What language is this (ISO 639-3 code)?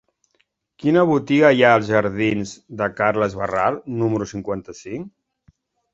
cat